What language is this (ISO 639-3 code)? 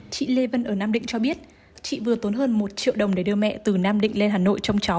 vie